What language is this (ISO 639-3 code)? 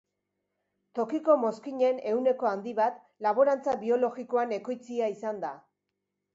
eus